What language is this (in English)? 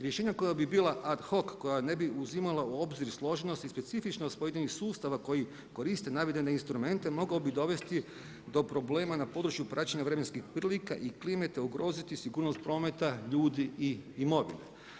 Croatian